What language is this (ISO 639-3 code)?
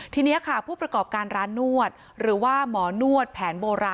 tha